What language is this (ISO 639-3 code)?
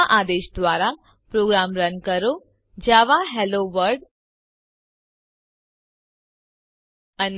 guj